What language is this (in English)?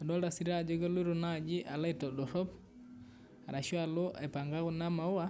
Masai